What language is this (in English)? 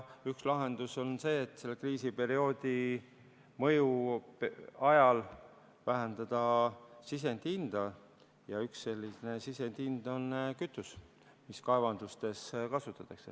Estonian